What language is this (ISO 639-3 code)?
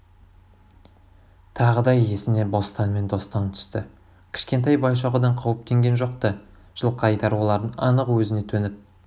kaz